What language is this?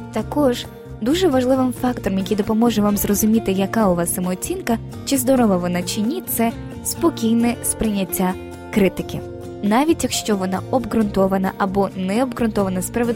Ukrainian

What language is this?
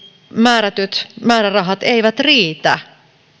Finnish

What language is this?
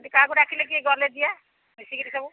Odia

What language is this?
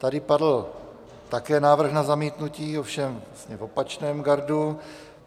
Czech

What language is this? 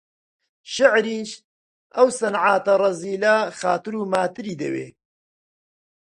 Central Kurdish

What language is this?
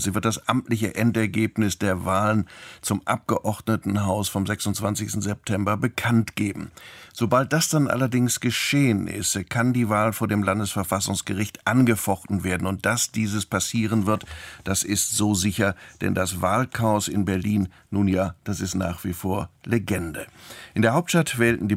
German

